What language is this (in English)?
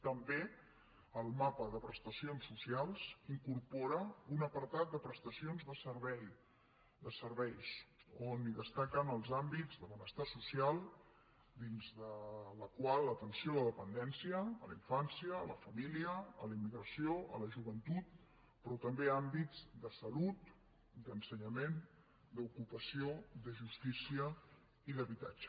Catalan